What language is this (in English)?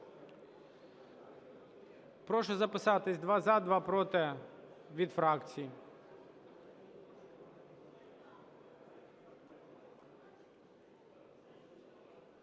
Ukrainian